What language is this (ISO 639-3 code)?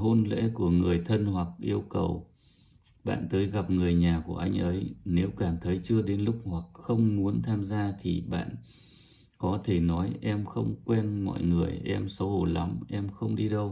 vie